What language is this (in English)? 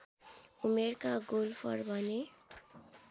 Nepali